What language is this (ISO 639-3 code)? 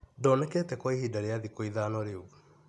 kik